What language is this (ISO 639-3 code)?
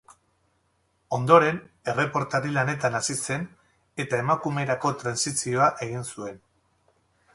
eus